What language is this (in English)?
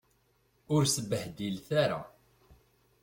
Kabyle